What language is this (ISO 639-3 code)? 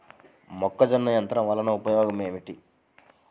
tel